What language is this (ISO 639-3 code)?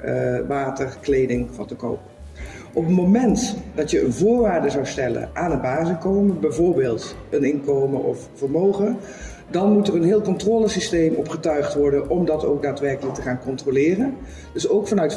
nld